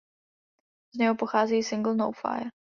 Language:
Czech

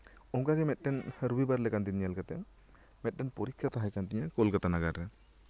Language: Santali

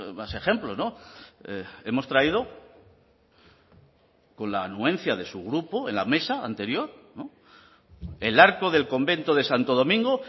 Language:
Spanish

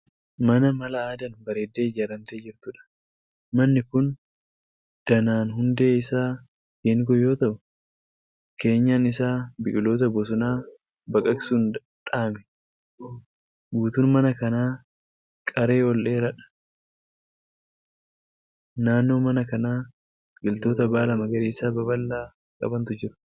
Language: Oromo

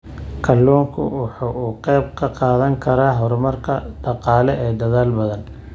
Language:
Somali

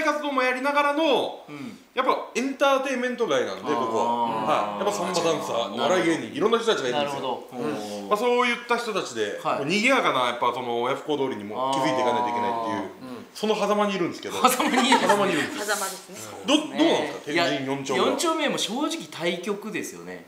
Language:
Japanese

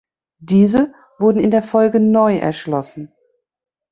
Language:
German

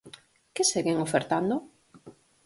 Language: Galician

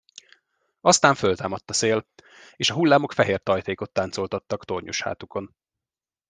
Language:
Hungarian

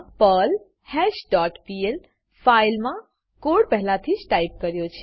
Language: Gujarati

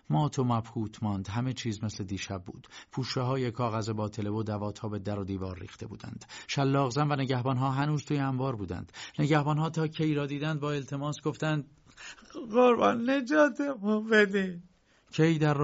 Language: Persian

